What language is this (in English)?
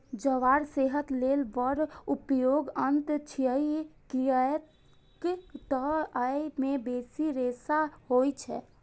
Maithili